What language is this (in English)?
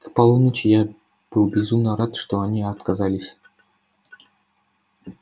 Russian